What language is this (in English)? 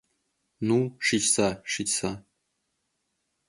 Mari